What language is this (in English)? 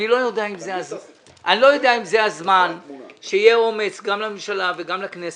Hebrew